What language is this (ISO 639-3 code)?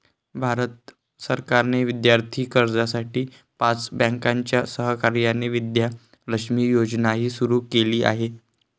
mar